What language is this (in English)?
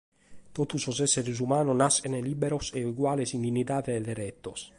Sardinian